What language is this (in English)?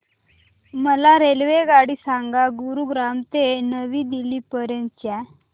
Marathi